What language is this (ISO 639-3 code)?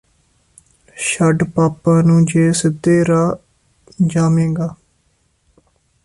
pan